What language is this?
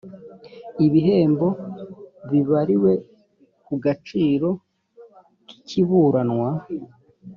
Kinyarwanda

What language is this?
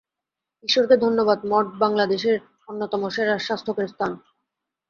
Bangla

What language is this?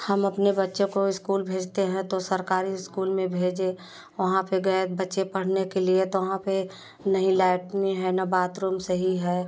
Hindi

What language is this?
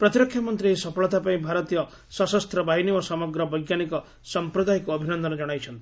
Odia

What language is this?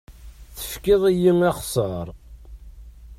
Kabyle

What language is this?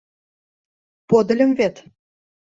Mari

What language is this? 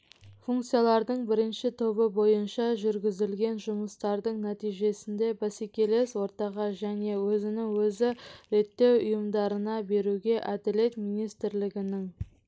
Kazakh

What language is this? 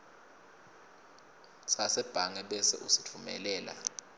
Swati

